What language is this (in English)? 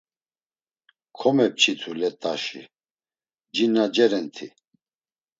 Laz